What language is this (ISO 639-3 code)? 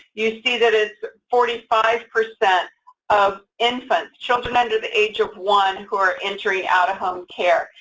eng